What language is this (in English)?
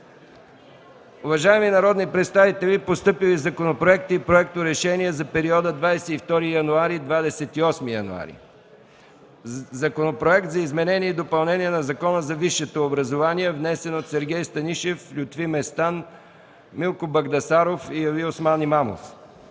Bulgarian